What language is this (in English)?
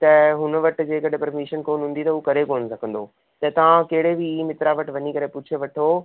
Sindhi